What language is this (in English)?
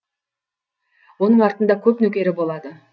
Kazakh